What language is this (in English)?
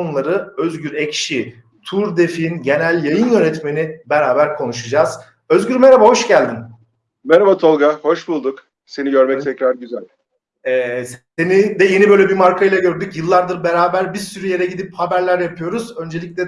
Turkish